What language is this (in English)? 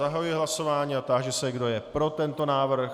Czech